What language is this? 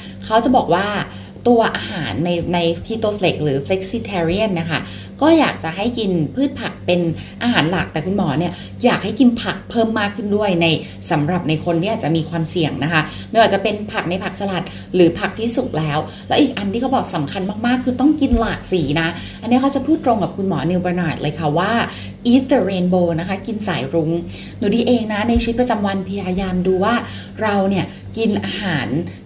Thai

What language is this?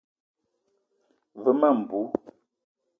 Eton (Cameroon)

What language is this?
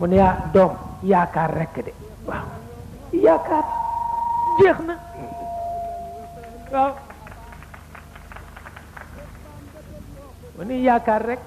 Arabic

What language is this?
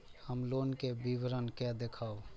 Maithili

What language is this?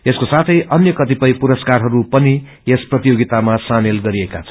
Nepali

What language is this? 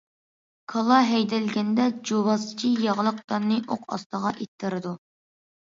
Uyghur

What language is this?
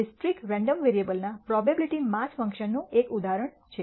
Gujarati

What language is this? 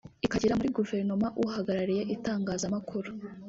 Kinyarwanda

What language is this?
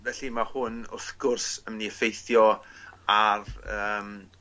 Welsh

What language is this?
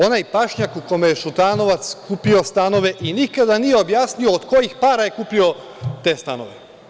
Serbian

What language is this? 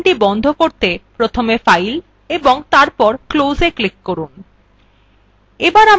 Bangla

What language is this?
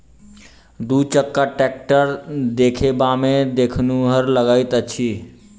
Maithili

